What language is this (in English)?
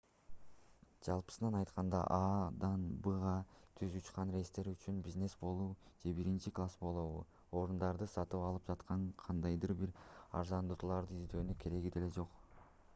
Kyrgyz